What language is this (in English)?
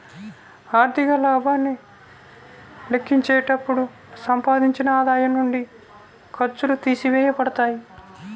Telugu